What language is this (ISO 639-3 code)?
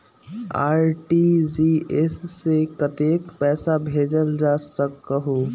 mag